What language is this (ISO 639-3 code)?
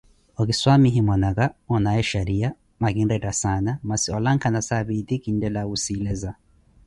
eko